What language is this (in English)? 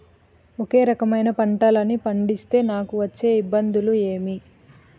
Telugu